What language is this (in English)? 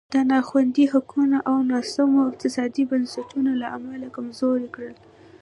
Pashto